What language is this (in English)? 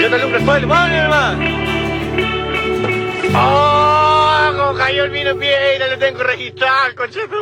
Spanish